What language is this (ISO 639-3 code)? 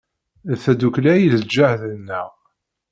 kab